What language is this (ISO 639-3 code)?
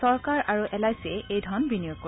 asm